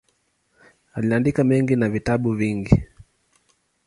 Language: Swahili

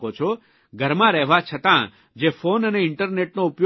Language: Gujarati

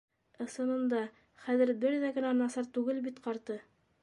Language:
Bashkir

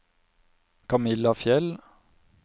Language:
Norwegian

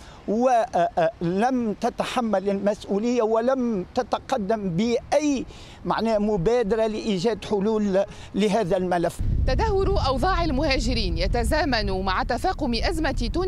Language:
Arabic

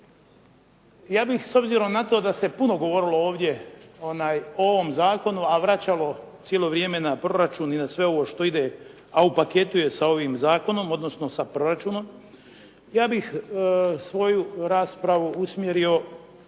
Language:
Croatian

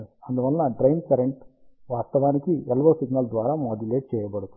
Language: Telugu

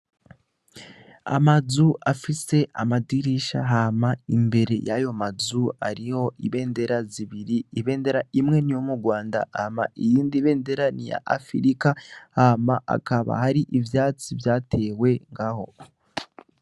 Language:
Rundi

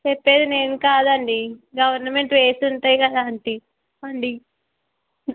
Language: Telugu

